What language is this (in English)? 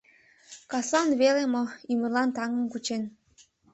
Mari